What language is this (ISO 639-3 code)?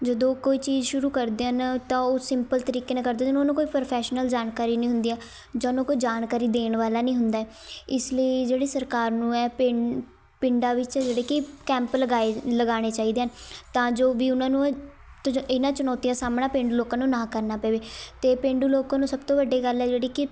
pan